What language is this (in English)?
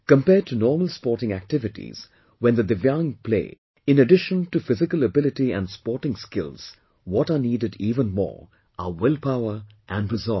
English